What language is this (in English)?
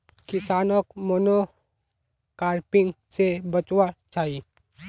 Magahi